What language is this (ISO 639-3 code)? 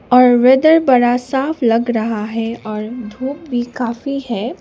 hin